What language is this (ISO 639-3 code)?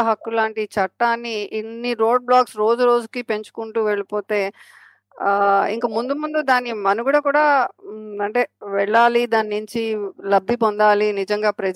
tel